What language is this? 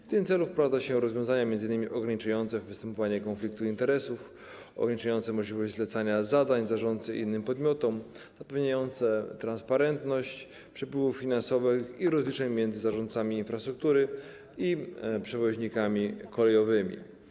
Polish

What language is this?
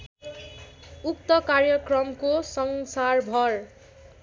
Nepali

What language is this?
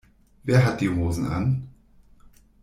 German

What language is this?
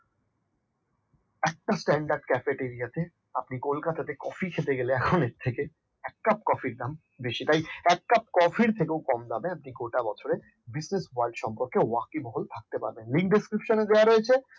Bangla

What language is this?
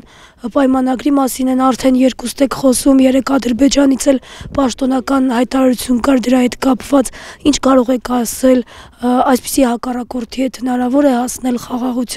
Romanian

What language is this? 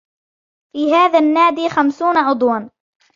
Arabic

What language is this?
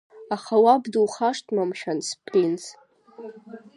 Abkhazian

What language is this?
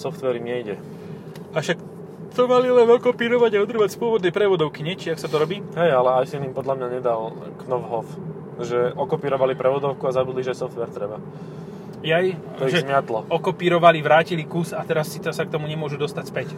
Slovak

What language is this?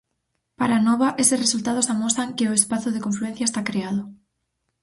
Galician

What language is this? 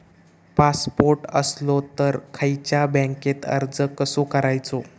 Marathi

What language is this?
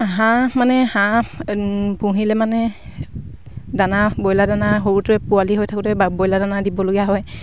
Assamese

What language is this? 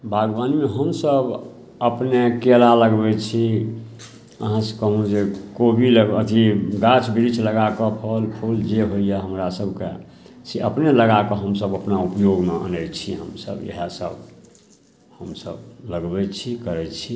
Maithili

